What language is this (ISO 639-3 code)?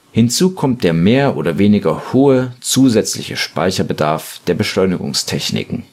deu